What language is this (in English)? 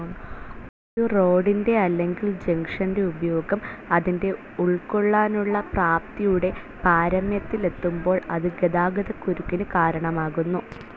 Malayalam